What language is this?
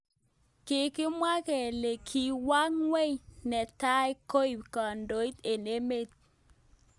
Kalenjin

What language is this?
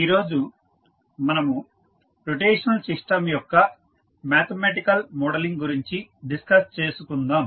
Telugu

